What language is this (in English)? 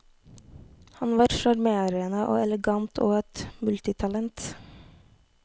Norwegian